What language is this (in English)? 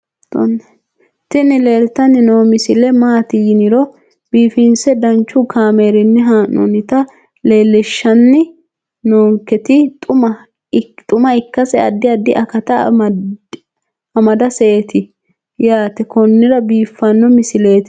Sidamo